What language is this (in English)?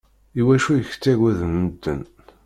Kabyle